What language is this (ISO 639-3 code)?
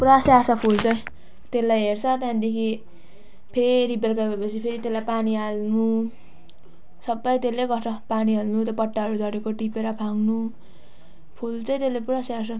nep